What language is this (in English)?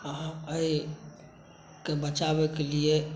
Maithili